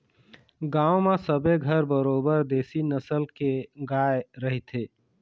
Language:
Chhattisgarhi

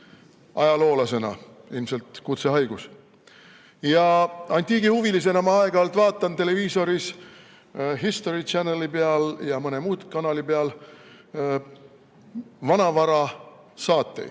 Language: Estonian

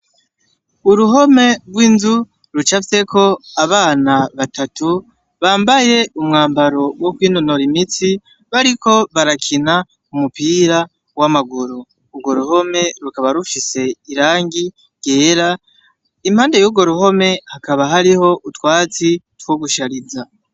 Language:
Rundi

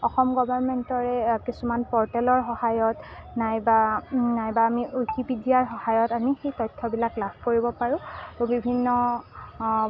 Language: Assamese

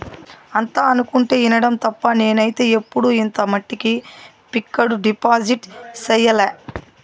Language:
Telugu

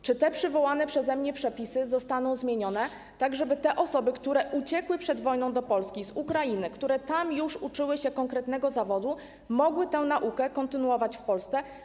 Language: Polish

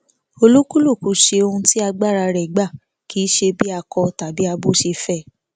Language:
Yoruba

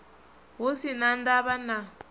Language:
Venda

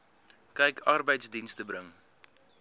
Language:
Afrikaans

